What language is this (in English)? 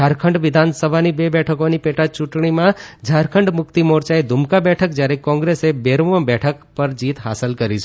Gujarati